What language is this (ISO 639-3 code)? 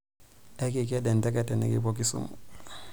mas